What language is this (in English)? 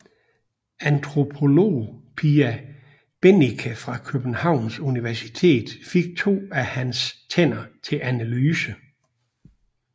Danish